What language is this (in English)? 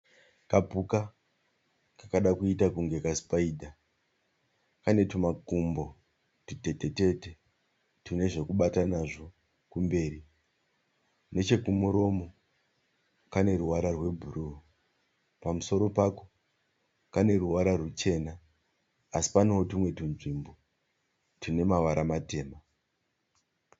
Shona